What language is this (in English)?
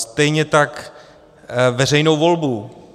Czech